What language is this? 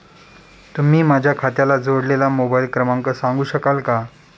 Marathi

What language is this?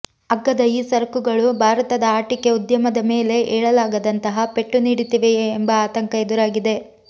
Kannada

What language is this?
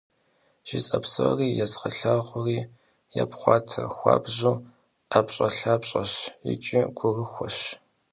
Kabardian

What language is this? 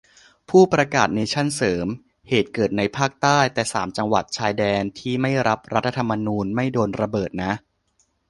Thai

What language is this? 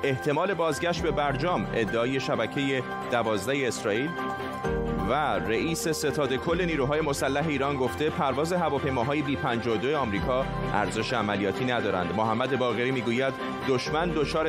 Persian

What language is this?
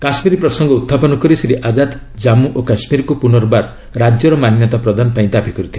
Odia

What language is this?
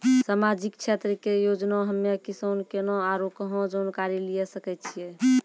Maithili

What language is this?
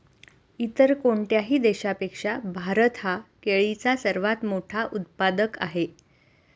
Marathi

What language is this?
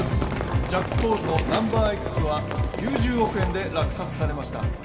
Japanese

